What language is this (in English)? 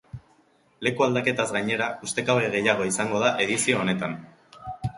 Basque